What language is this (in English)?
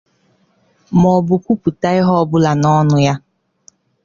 Igbo